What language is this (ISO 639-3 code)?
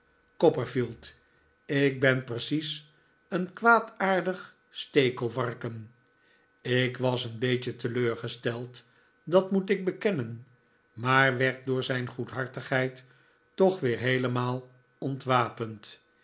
nld